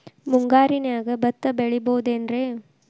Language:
Kannada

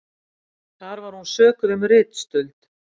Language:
Icelandic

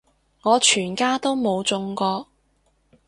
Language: Cantonese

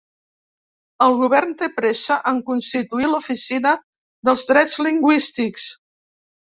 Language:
Catalan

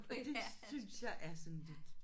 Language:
Danish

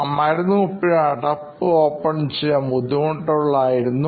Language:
Malayalam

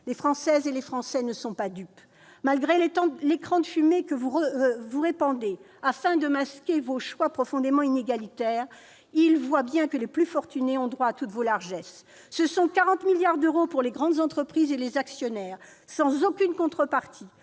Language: French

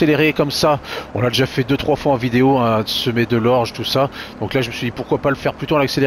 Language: French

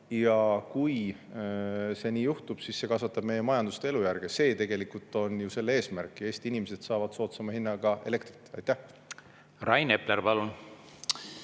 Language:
Estonian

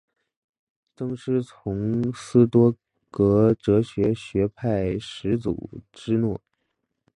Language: Chinese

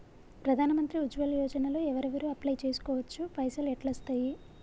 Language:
Telugu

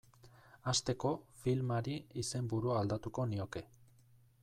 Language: Basque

